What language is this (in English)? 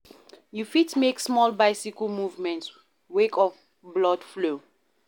Nigerian Pidgin